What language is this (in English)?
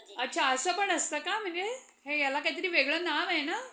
Marathi